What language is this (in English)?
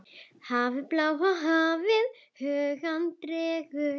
Icelandic